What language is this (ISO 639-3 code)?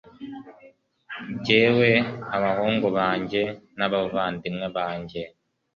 kin